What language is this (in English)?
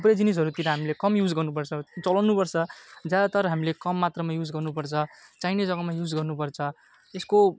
Nepali